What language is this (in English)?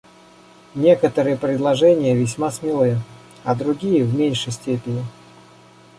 Russian